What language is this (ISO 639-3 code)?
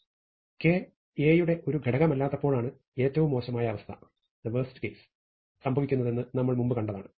mal